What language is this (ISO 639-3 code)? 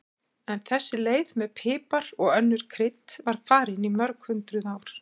isl